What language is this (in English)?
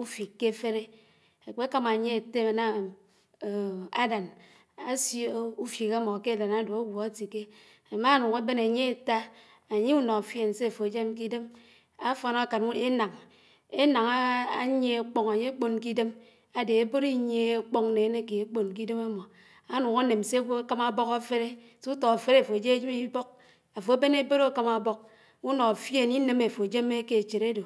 Anaang